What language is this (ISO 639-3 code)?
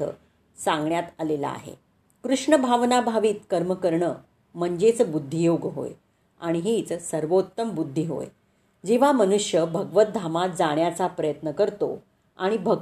mar